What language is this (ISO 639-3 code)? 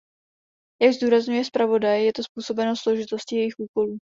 ces